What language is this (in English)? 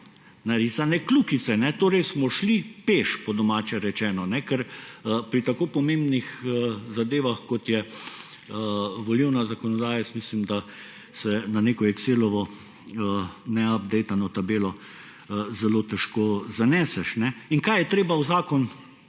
Slovenian